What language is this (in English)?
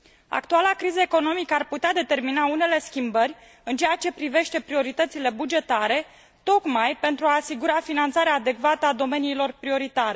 Romanian